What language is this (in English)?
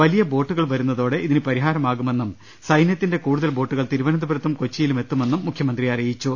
Malayalam